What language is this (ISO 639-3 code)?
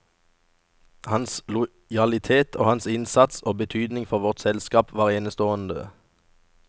nor